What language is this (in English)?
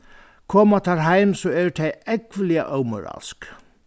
Faroese